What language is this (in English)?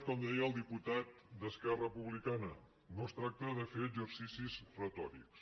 Catalan